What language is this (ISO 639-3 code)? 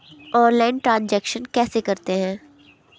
hin